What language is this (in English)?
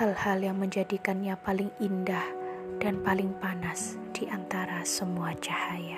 Indonesian